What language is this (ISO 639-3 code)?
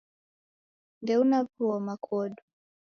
dav